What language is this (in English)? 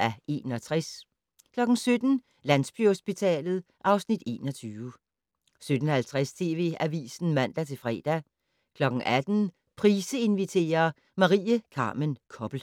Danish